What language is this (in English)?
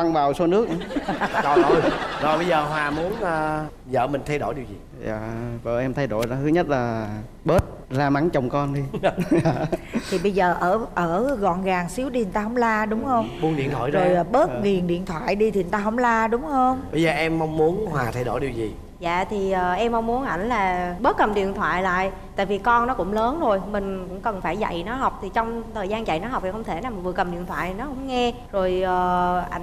Vietnamese